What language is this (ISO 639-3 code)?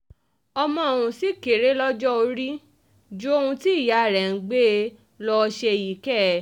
yor